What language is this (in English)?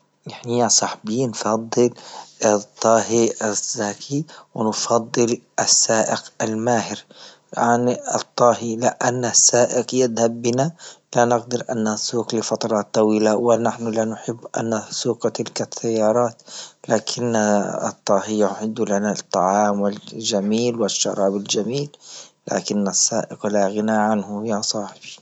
Libyan Arabic